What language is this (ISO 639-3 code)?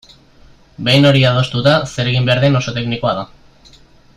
eus